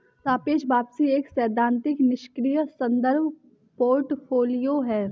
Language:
Hindi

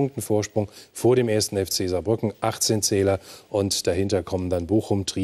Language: German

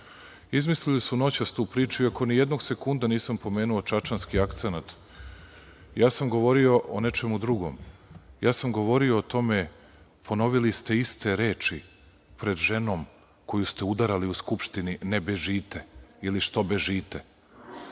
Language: Serbian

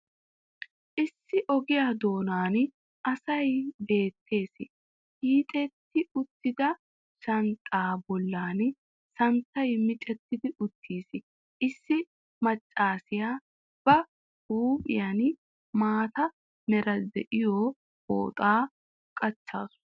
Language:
Wolaytta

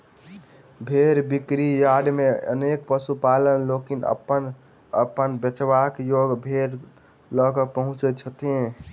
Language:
Maithili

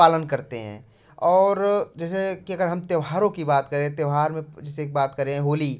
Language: Hindi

